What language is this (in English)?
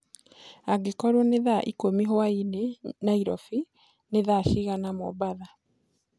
Kikuyu